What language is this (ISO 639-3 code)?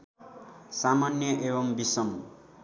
nep